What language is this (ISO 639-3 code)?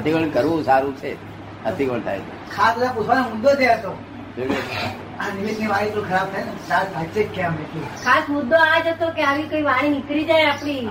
guj